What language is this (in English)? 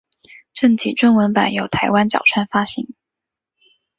Chinese